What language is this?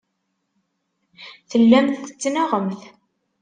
Kabyle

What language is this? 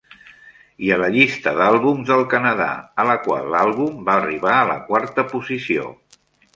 Catalan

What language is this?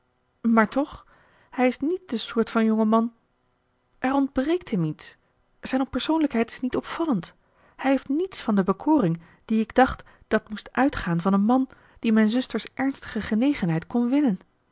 Dutch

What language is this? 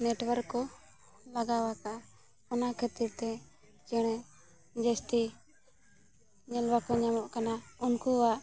Santali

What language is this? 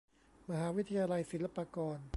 Thai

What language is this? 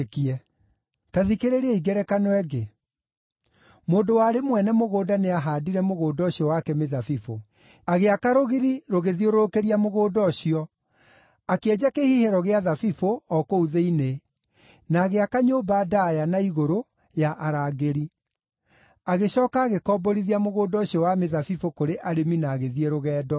Kikuyu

